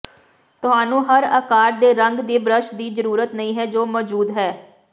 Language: Punjabi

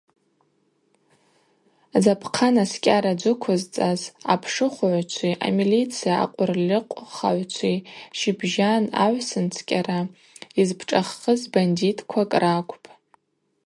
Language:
Abaza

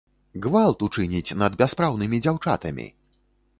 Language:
Belarusian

